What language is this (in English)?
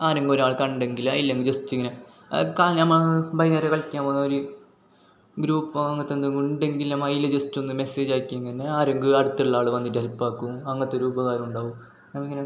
Malayalam